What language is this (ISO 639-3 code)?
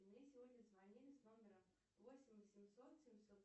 rus